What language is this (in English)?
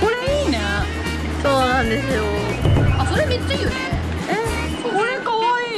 Japanese